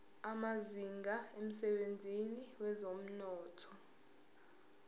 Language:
Zulu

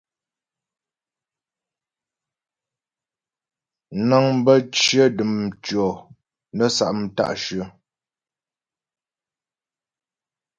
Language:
Ghomala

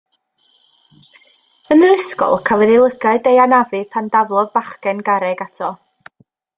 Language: Welsh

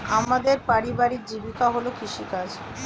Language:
Bangla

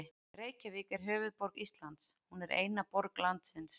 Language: Icelandic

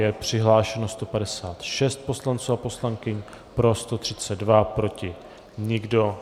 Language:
Czech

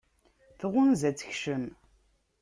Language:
Kabyle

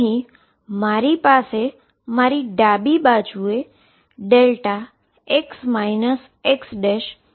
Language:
Gujarati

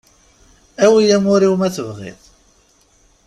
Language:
Kabyle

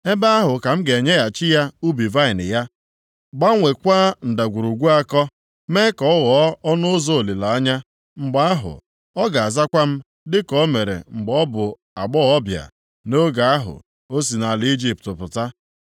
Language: Igbo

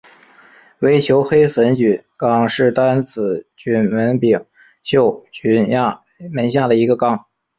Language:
Chinese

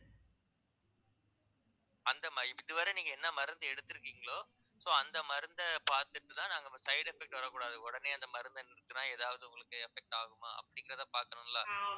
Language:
Tamil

